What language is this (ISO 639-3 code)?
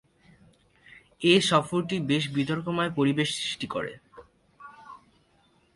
ben